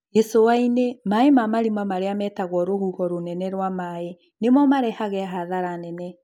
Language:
Kikuyu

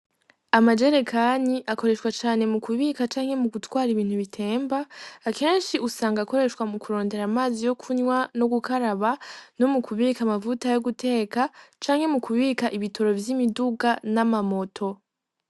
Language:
Rundi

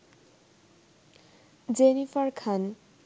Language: Bangla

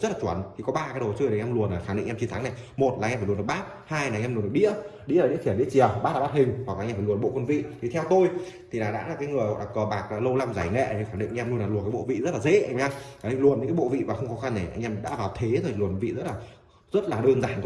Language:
Vietnamese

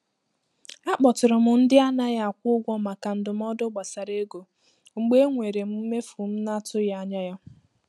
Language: Igbo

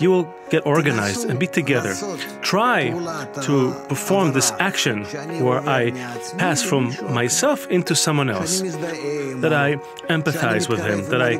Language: English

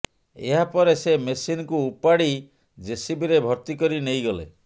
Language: Odia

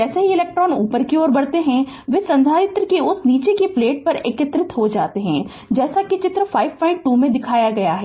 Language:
Hindi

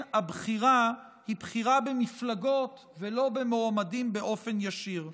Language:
Hebrew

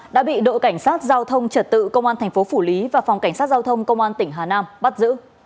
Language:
Vietnamese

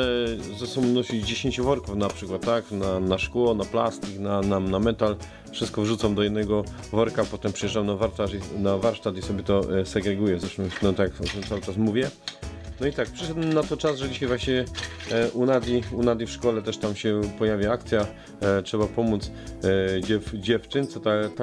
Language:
Polish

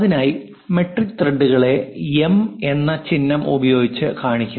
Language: Malayalam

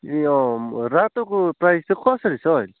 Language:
Nepali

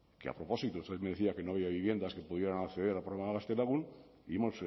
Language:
Spanish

